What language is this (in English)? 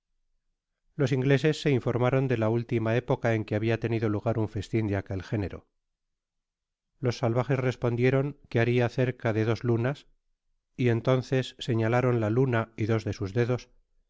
Spanish